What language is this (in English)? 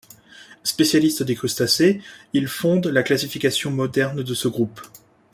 French